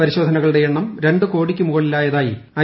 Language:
Malayalam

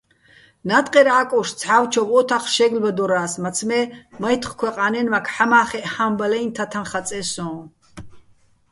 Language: Bats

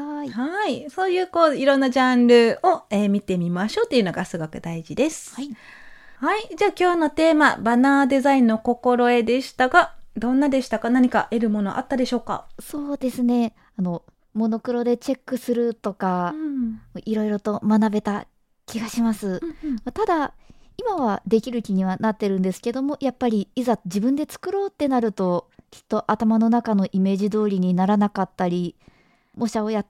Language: Japanese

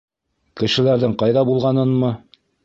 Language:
Bashkir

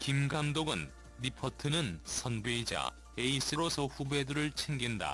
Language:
Korean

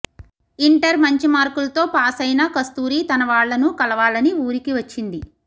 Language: Telugu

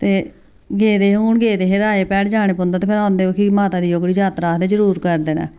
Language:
Dogri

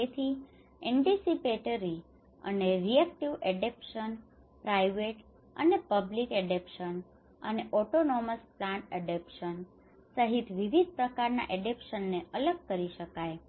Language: Gujarati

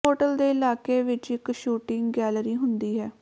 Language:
Punjabi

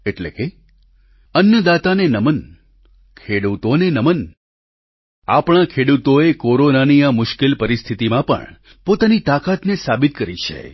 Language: Gujarati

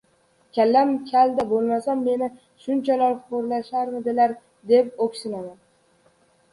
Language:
Uzbek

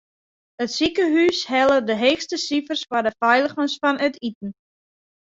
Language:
Western Frisian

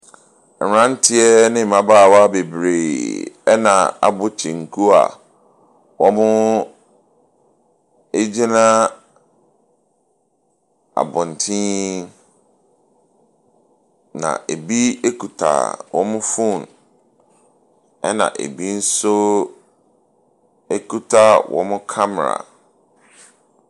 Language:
Akan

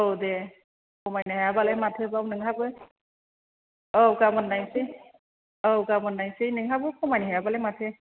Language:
Bodo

